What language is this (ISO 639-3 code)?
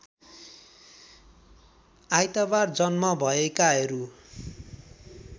nep